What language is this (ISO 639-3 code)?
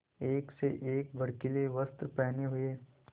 hin